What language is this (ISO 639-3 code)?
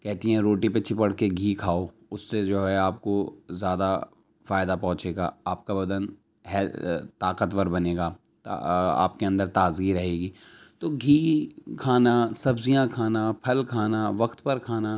urd